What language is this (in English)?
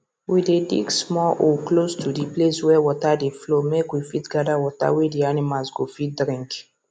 Nigerian Pidgin